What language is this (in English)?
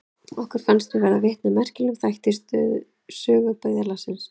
Icelandic